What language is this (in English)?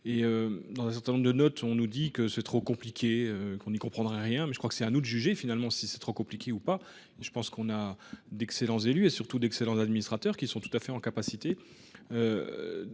French